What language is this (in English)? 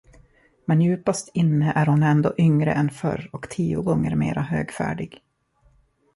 Swedish